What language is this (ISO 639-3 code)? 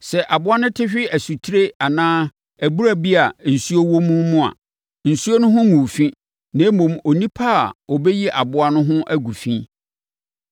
aka